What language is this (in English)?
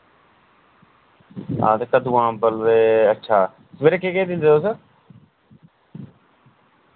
Dogri